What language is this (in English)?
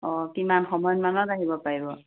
Assamese